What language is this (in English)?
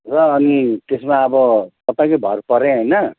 Nepali